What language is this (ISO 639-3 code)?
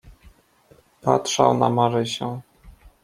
pol